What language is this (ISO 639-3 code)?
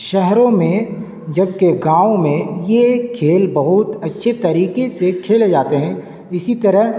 urd